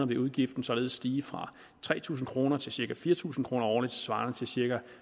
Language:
Danish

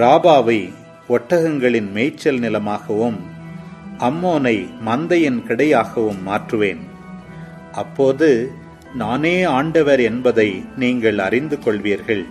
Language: Tamil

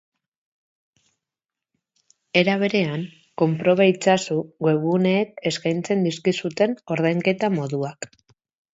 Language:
Basque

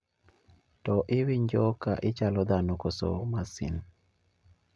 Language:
Luo (Kenya and Tanzania)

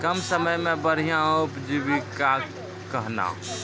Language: Maithili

